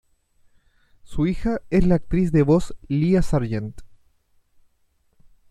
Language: Spanish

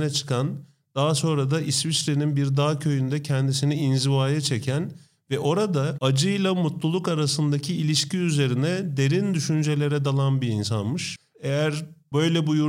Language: Turkish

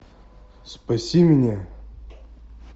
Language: Russian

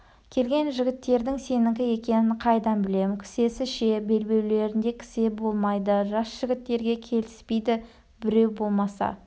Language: Kazakh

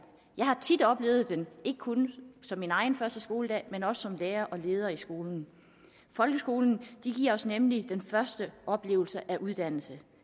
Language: Danish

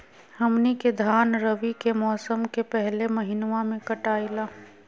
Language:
Magahi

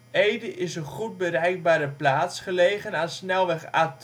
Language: Dutch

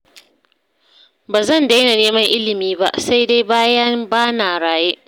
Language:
Hausa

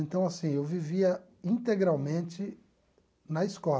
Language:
Portuguese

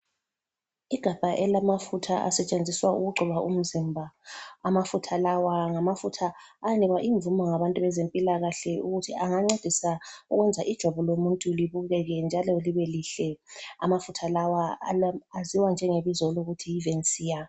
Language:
North Ndebele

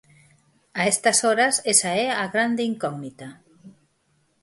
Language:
Galician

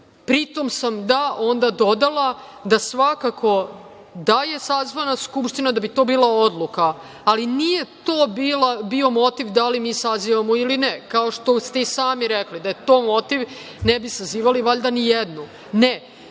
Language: Serbian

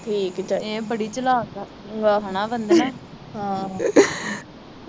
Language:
Punjabi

